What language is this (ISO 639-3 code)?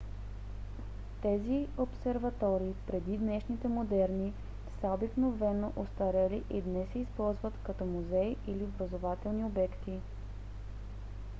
bul